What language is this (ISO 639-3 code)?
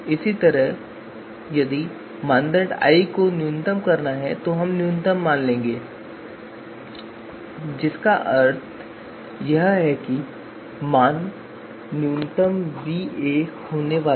hin